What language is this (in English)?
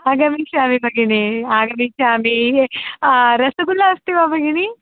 Sanskrit